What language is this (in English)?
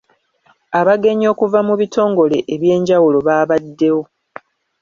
Ganda